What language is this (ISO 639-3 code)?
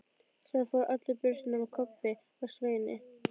isl